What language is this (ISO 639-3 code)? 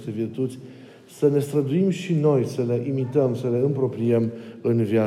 ron